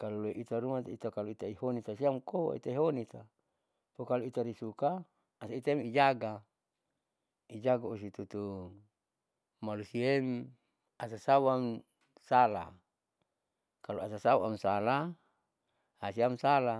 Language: Saleman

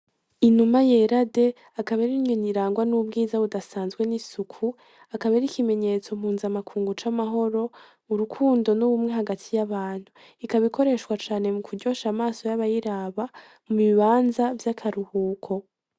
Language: Rundi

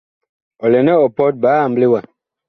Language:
Bakoko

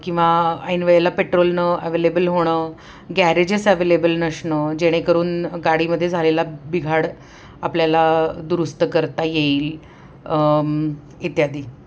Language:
Marathi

